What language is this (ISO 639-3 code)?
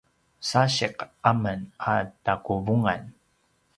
pwn